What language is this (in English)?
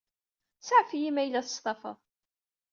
Kabyle